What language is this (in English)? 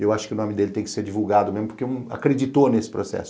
Portuguese